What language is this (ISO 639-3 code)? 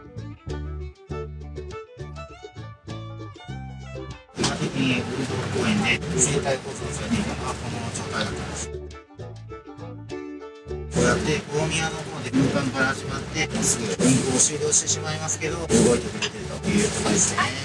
jpn